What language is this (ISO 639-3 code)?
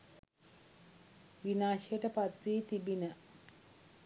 sin